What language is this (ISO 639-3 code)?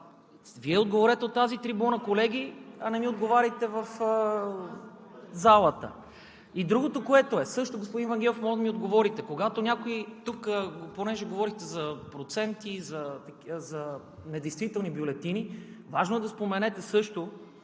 bul